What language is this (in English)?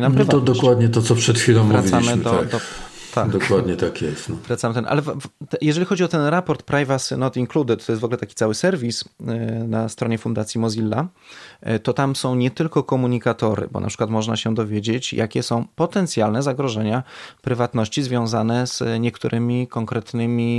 Polish